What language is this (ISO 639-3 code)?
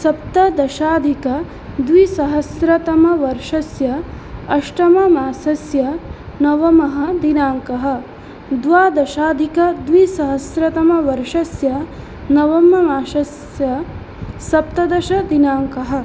san